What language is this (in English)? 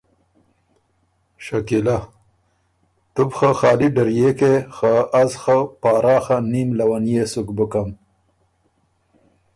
Ormuri